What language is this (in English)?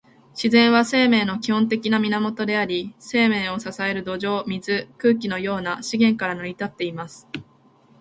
Japanese